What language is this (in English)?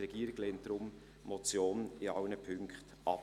Swiss German